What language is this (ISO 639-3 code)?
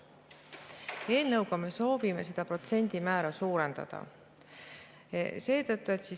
est